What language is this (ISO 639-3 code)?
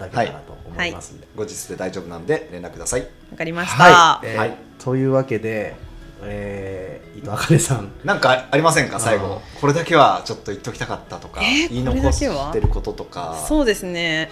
jpn